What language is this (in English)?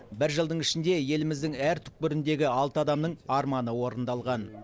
Kazakh